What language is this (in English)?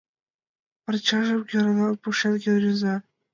Mari